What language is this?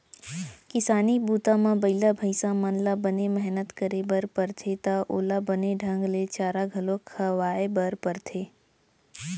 Chhattisgarhi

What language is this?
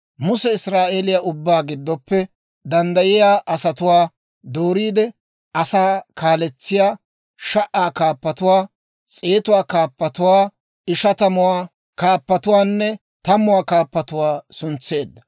Dawro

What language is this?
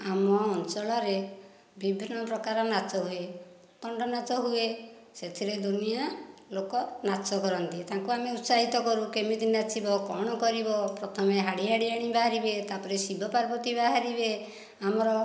Odia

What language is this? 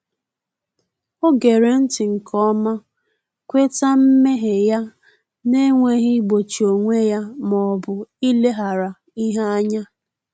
Igbo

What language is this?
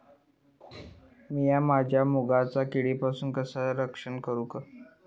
Marathi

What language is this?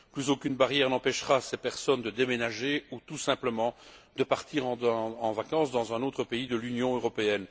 French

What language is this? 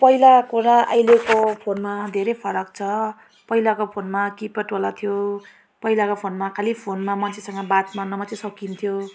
Nepali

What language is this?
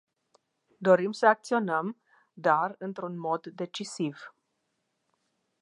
Romanian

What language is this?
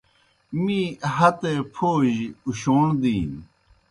Kohistani Shina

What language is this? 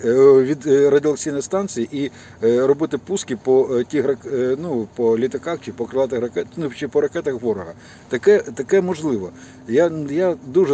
Ukrainian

